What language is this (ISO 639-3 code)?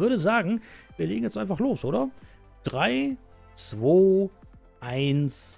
deu